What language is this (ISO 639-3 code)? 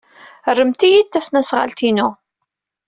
kab